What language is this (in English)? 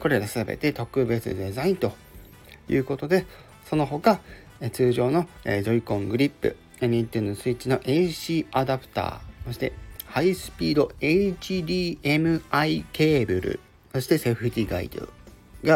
Japanese